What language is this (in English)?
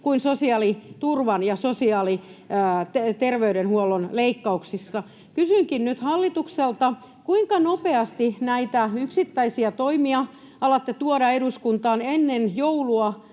Finnish